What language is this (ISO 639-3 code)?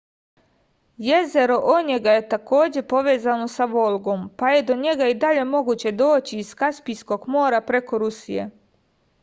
srp